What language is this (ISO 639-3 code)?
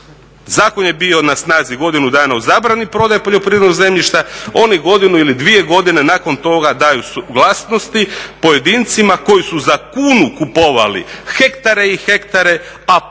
hrv